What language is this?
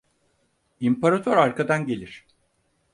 Turkish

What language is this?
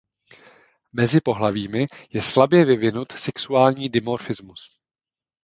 Czech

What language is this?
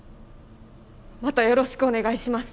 Japanese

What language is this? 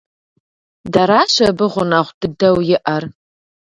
Kabardian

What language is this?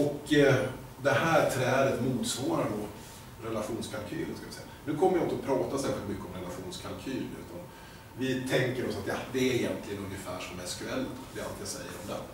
Swedish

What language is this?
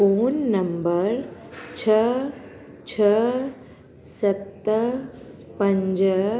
Sindhi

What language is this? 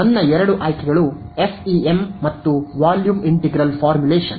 Kannada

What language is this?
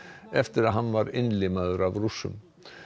Icelandic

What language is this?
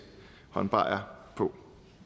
Danish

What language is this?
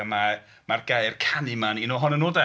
Welsh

